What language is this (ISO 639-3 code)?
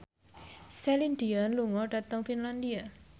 jav